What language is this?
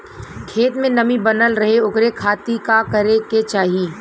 Bhojpuri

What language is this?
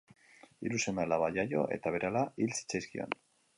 Basque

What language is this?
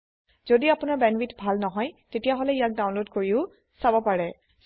Assamese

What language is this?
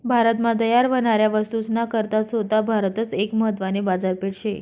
Marathi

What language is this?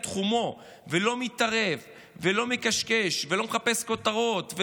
Hebrew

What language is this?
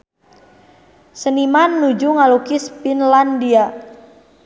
Sundanese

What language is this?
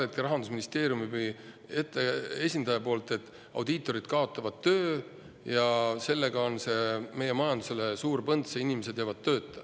Estonian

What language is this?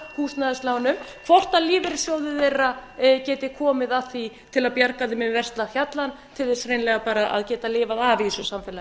Icelandic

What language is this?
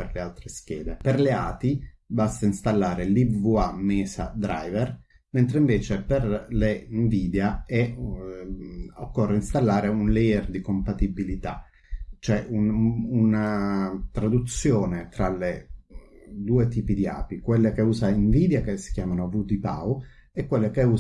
Italian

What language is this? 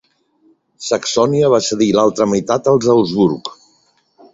Catalan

